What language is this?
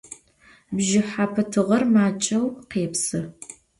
Adyghe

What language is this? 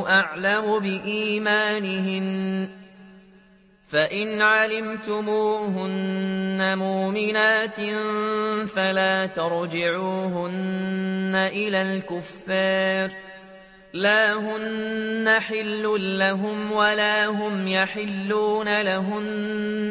Arabic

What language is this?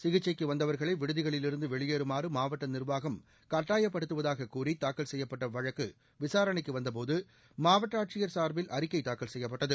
Tamil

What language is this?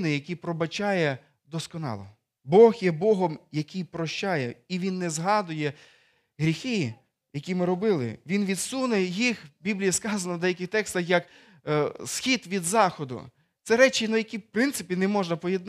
Ukrainian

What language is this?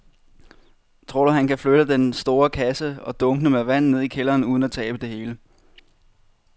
Danish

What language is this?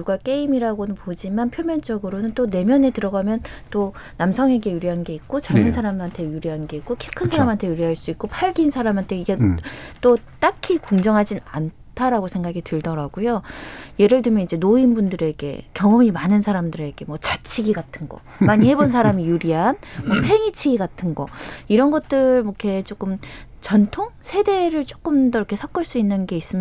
Korean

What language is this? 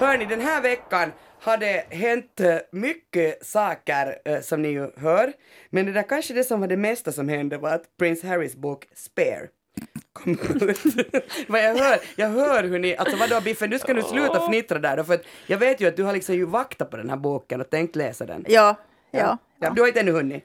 Swedish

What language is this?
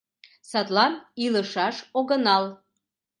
Mari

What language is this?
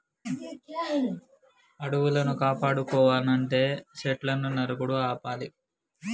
Telugu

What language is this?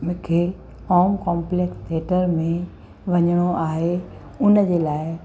Sindhi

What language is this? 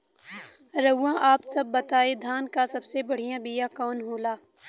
Bhojpuri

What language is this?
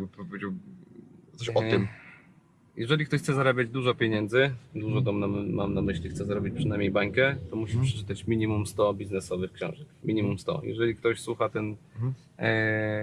Polish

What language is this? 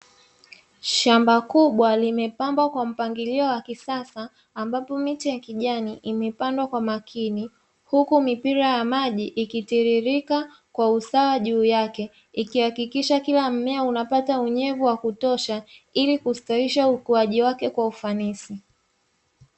Swahili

